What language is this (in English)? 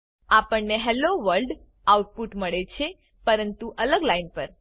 Gujarati